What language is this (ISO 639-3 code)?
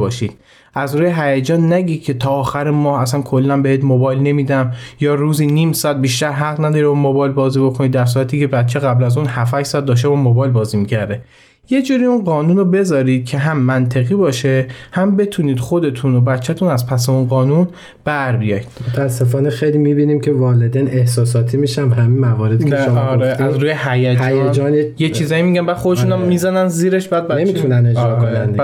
fas